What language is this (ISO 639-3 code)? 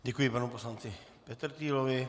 ces